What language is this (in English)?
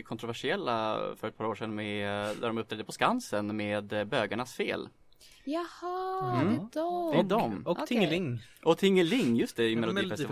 Swedish